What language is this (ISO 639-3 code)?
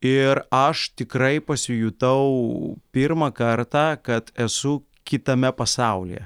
lit